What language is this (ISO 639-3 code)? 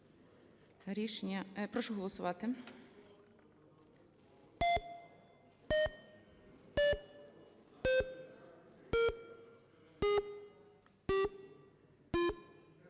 ukr